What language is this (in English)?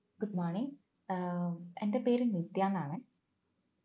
Malayalam